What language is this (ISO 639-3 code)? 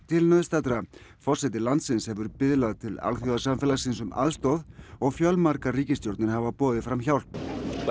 isl